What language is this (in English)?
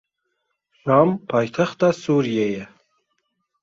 Kurdish